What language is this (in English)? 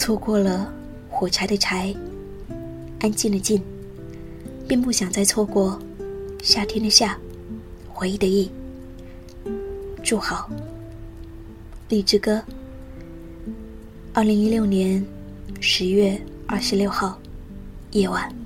Chinese